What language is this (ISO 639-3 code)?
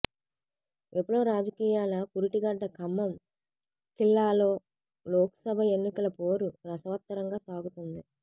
tel